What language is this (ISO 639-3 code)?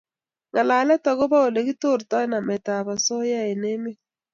kln